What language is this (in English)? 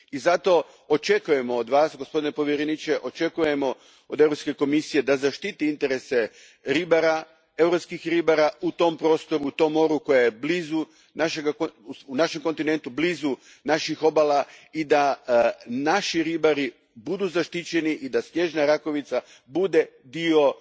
Croatian